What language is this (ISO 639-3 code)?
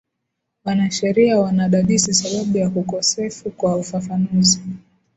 swa